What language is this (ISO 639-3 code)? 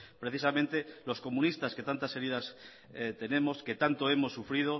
spa